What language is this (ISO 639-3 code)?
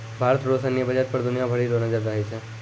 mai